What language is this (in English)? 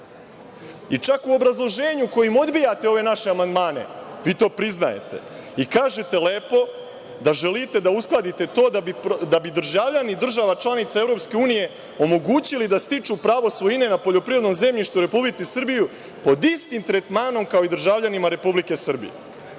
Serbian